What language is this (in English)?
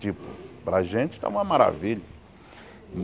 Portuguese